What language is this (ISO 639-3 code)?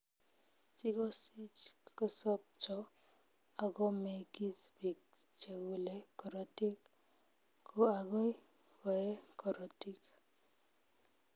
kln